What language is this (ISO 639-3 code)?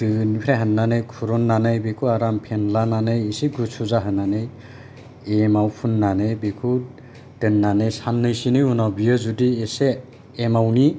brx